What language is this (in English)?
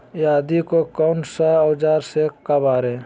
Magahi